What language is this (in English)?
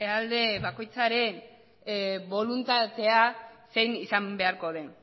Basque